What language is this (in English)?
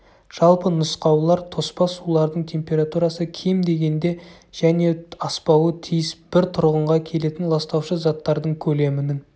Kazakh